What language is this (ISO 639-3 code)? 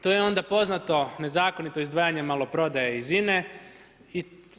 hrv